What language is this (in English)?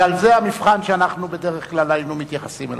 Hebrew